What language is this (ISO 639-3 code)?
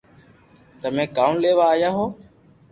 lrk